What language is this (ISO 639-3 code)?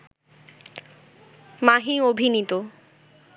ben